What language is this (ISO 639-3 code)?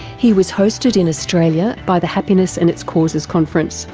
eng